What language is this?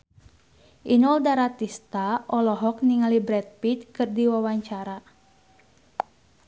Sundanese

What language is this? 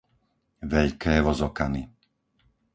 Slovak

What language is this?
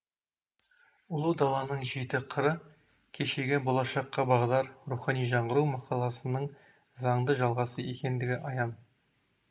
Kazakh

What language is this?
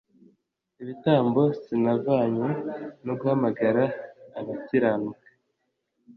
Kinyarwanda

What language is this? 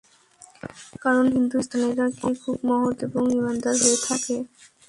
Bangla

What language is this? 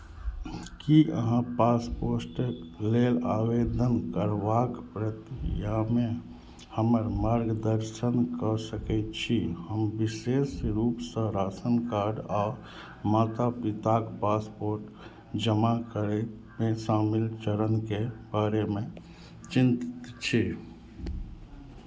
Maithili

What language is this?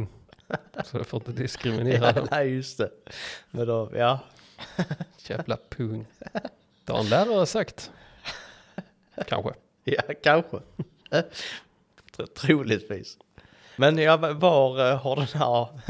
Swedish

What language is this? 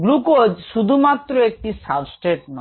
Bangla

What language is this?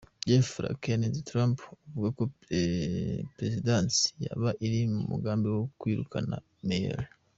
Kinyarwanda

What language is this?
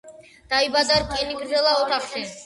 Georgian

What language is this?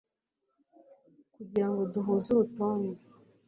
Kinyarwanda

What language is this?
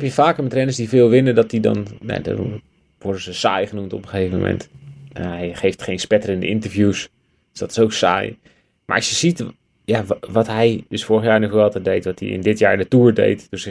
Dutch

